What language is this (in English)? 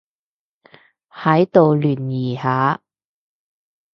Cantonese